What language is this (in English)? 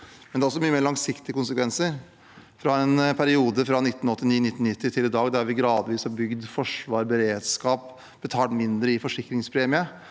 Norwegian